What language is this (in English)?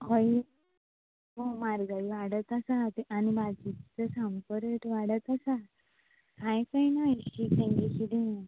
Konkani